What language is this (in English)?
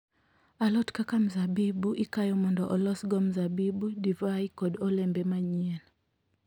Luo (Kenya and Tanzania)